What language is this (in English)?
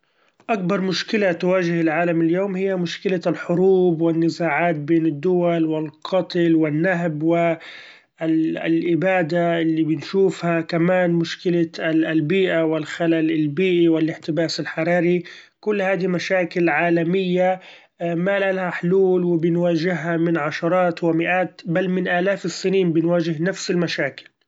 Gulf Arabic